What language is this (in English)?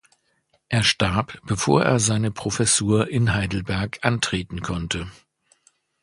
German